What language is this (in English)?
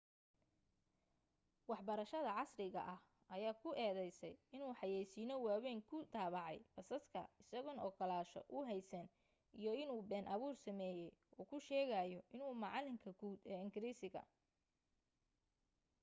Somali